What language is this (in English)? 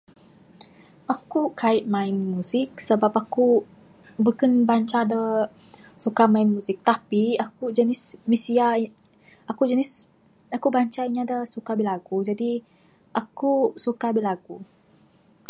Bukar-Sadung Bidayuh